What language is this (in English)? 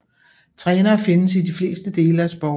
Danish